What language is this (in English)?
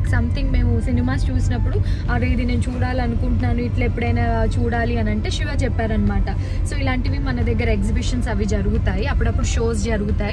Telugu